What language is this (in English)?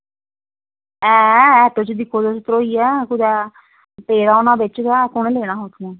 Dogri